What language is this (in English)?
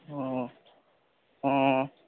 Assamese